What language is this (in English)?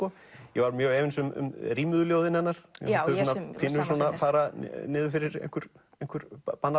Icelandic